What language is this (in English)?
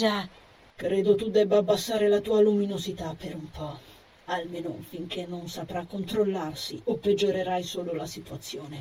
Italian